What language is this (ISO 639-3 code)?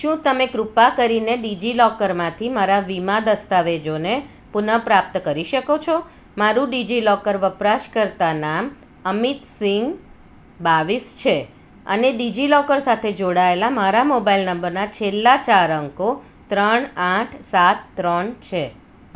guj